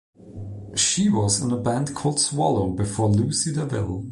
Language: English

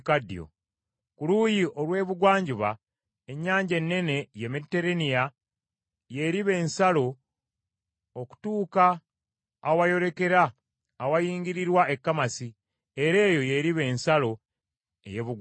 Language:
Ganda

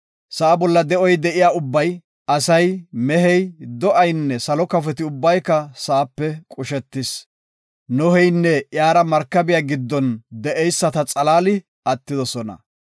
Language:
Gofa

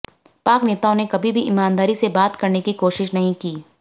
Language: Hindi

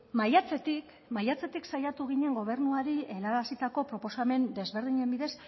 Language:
Basque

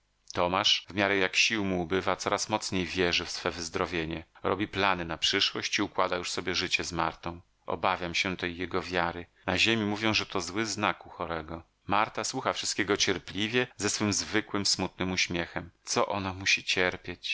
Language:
Polish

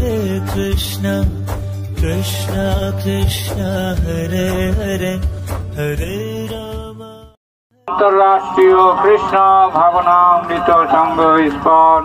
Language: Arabic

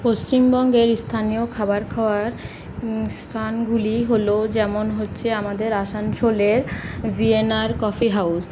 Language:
Bangla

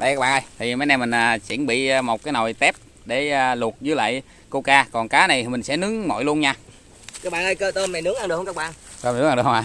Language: Vietnamese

